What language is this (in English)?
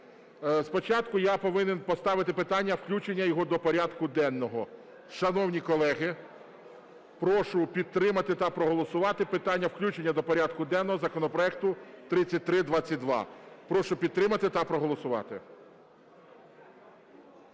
Ukrainian